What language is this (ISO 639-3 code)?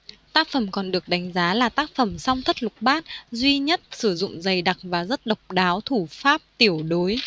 vie